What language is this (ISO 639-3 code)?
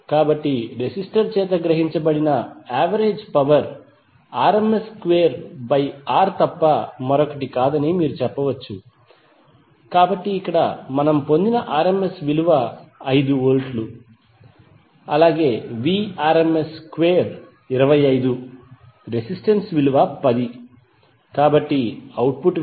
tel